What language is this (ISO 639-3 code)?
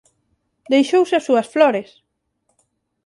glg